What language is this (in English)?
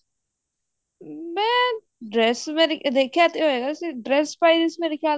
Punjabi